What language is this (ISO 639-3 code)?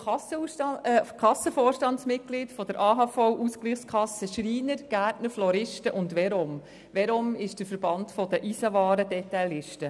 gsw